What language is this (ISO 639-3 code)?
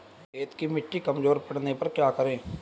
hin